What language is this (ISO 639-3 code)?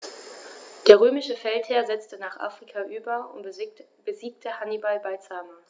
deu